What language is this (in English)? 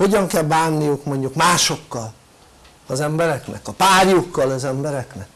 Hungarian